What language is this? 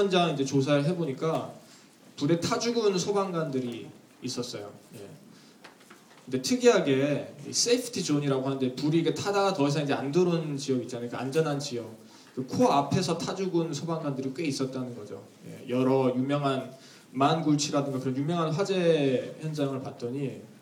Korean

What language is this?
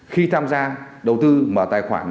Vietnamese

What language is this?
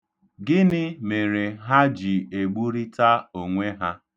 Igbo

